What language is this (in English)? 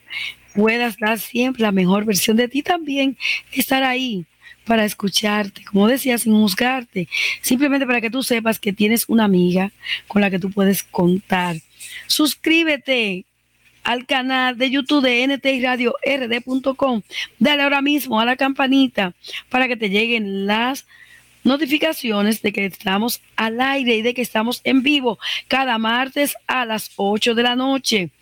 Spanish